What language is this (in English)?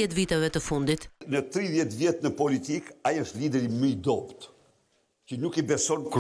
Romanian